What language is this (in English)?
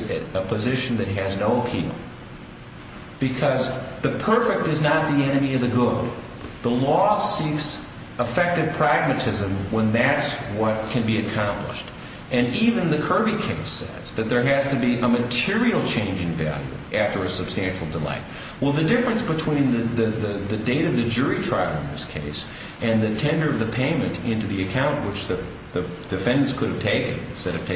English